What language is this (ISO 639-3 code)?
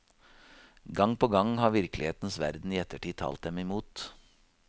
nor